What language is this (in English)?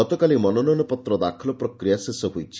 Odia